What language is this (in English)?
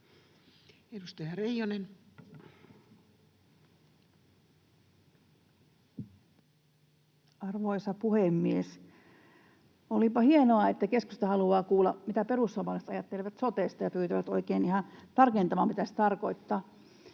Finnish